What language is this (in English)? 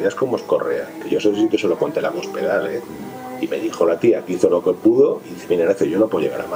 Spanish